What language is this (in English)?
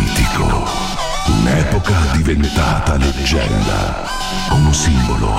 Italian